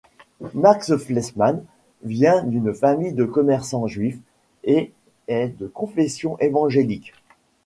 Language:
French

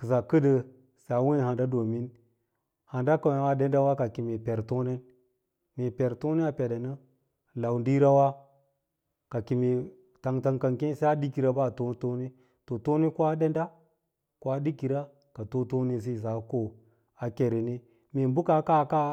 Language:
Lala-Roba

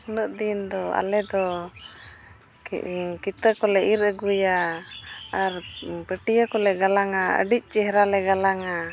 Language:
Santali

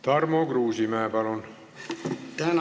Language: Estonian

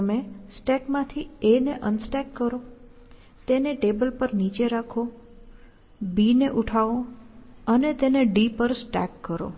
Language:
Gujarati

